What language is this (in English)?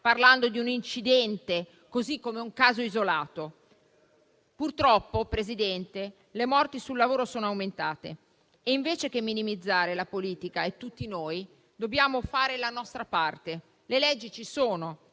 Italian